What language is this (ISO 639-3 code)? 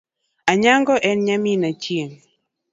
luo